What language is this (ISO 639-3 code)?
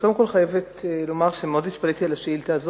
heb